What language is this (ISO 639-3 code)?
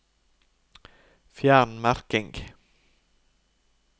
nor